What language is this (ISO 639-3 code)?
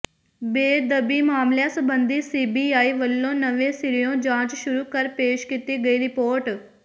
pan